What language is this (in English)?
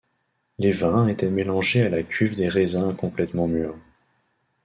French